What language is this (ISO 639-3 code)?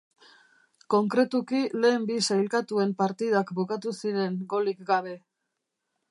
eus